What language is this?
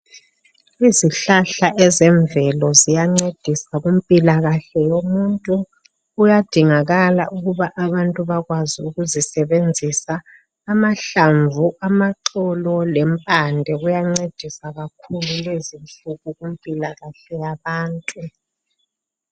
North Ndebele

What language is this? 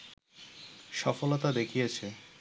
Bangla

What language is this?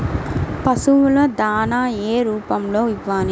Telugu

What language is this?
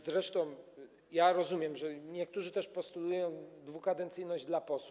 Polish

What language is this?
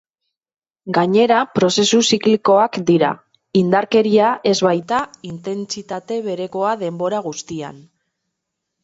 Basque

